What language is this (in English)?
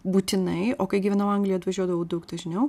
Lithuanian